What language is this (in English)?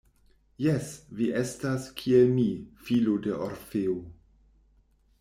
Esperanto